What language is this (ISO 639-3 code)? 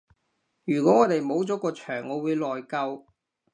yue